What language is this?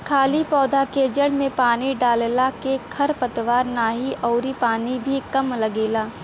Bhojpuri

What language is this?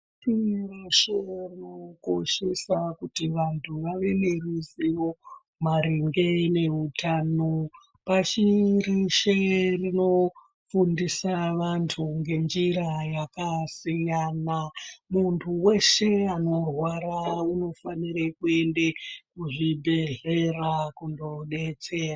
Ndau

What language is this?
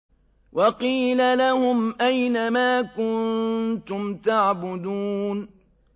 Arabic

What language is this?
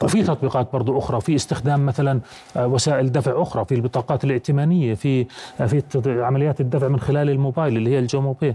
Arabic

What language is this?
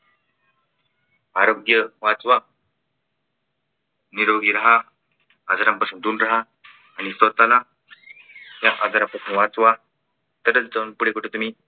Marathi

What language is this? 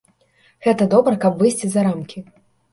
Belarusian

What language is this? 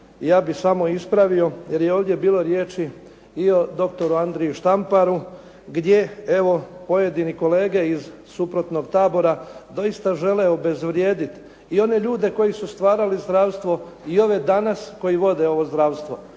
Croatian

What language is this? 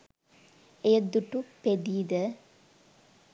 Sinhala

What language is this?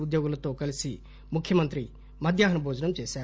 Telugu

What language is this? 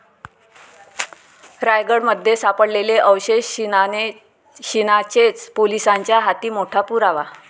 Marathi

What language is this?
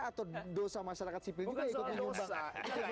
Indonesian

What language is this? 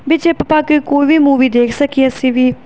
Punjabi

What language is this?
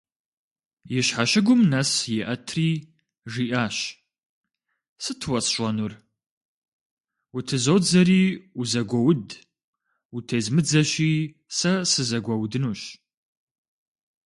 Kabardian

